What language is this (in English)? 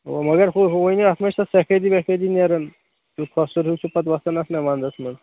Kashmiri